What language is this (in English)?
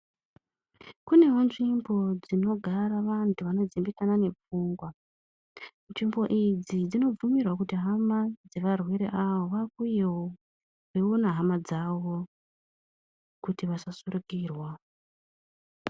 Ndau